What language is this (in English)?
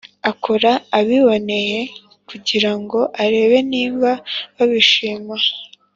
Kinyarwanda